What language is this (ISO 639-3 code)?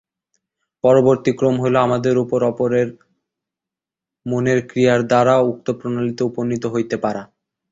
ben